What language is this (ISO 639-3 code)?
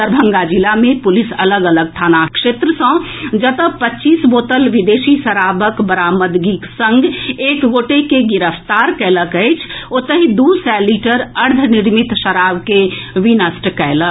mai